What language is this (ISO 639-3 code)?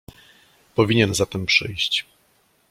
pol